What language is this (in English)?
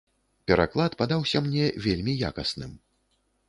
Belarusian